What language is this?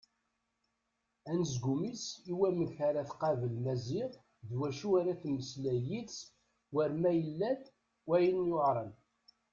Kabyle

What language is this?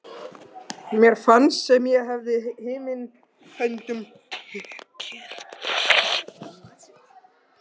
Icelandic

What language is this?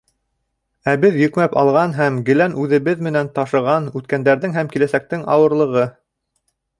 Bashkir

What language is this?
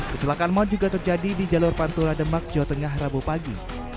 Indonesian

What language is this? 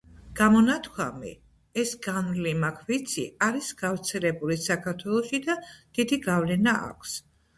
Georgian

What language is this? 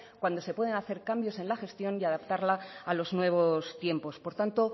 Spanish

